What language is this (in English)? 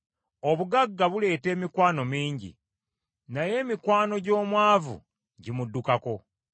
Ganda